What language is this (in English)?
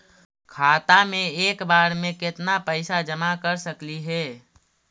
Magahi